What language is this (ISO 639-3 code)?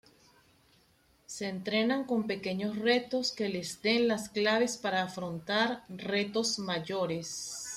spa